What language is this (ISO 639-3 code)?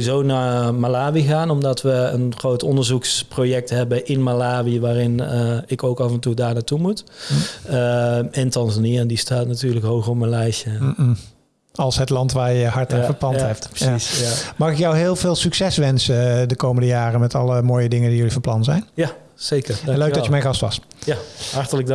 nld